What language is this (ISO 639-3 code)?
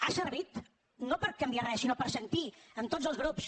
cat